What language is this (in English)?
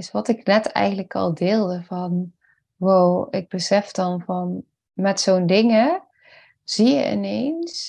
Dutch